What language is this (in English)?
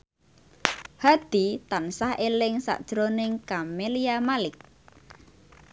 Javanese